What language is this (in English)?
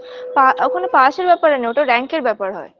Bangla